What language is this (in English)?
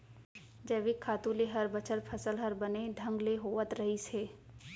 Chhattisgarhi